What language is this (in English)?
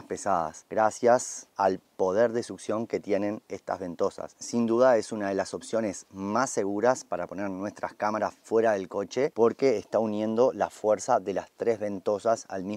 Spanish